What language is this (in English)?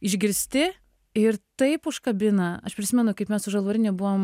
Lithuanian